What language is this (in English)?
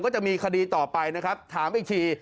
Thai